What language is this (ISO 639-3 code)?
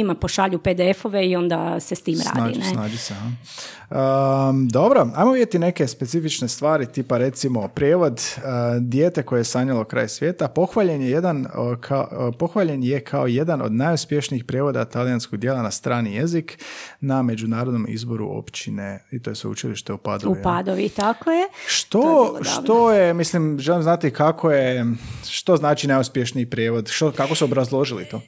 hrv